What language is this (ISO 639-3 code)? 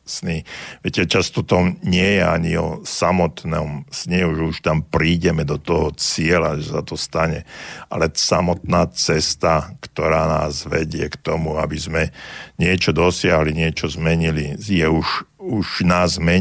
slk